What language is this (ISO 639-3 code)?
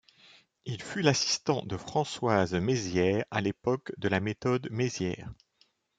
fra